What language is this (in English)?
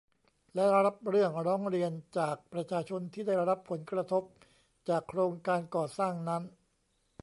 Thai